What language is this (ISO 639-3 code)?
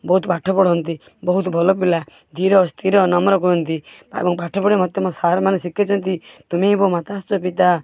ori